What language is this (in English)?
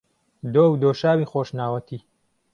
Central Kurdish